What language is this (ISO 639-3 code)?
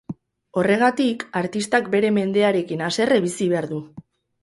eus